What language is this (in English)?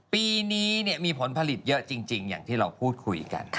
Thai